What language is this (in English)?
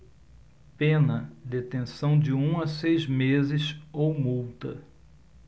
Portuguese